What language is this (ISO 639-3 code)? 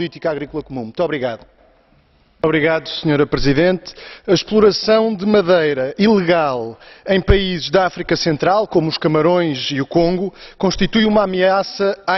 por